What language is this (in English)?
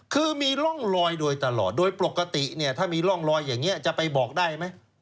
Thai